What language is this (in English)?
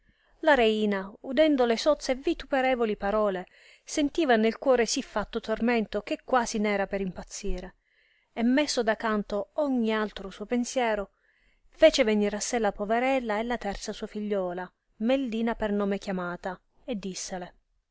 Italian